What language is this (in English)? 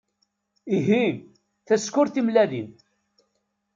Kabyle